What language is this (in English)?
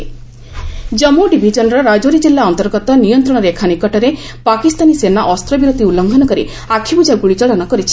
Odia